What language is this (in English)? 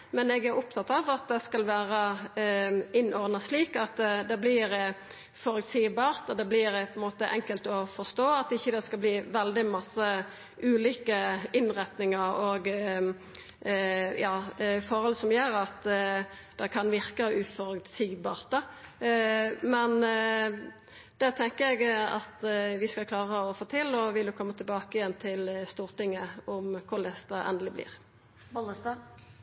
Norwegian Nynorsk